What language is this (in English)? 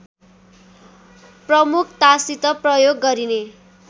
Nepali